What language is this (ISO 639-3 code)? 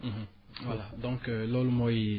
wol